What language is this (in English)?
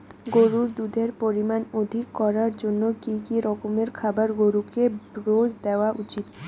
Bangla